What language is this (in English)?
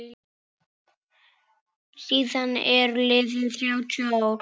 Icelandic